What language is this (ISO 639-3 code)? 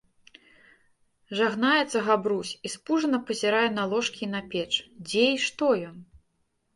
bel